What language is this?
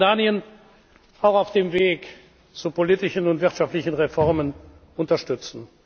German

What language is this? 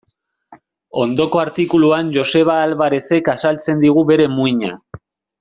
Basque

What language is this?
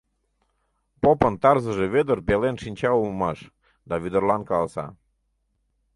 Mari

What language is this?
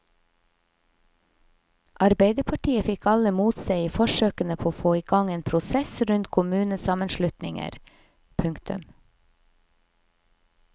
Norwegian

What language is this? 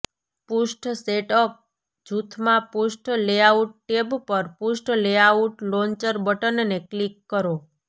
Gujarati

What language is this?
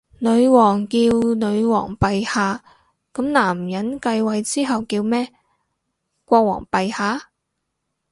Cantonese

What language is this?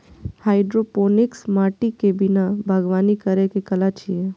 Maithili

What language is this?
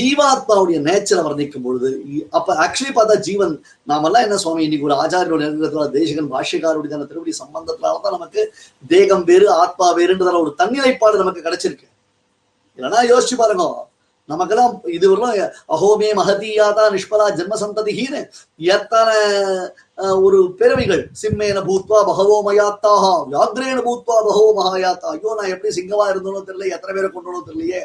Tamil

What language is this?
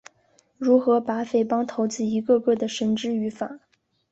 Chinese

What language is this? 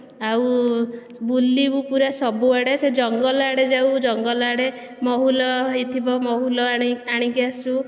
Odia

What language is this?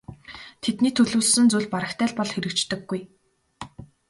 Mongolian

